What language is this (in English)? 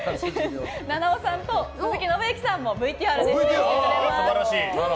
Japanese